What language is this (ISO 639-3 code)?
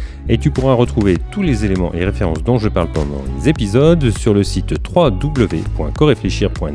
fra